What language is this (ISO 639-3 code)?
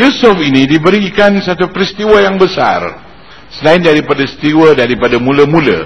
msa